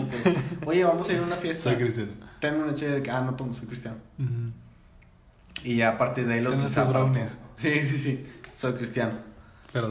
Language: Spanish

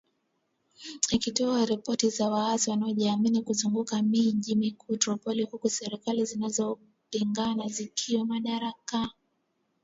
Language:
Swahili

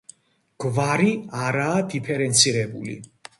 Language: Georgian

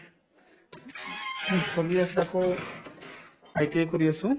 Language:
Assamese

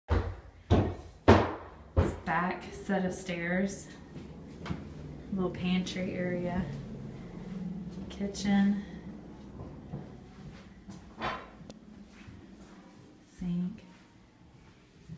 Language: English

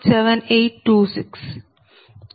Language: Telugu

